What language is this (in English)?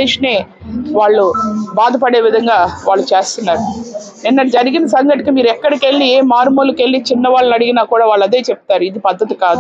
Telugu